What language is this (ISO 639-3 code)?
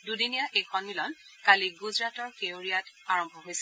asm